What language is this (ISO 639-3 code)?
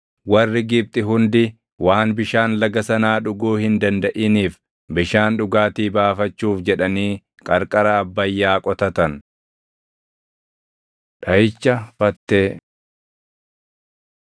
orm